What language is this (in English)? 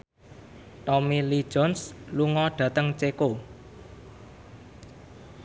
Javanese